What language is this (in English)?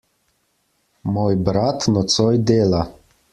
Slovenian